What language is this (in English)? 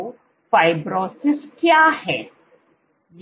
Hindi